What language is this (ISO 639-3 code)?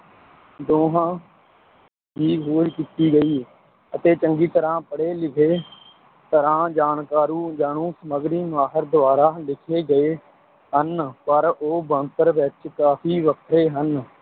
pan